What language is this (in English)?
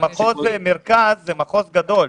Hebrew